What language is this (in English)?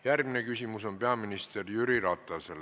Estonian